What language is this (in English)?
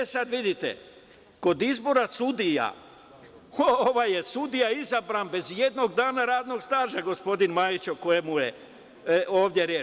Serbian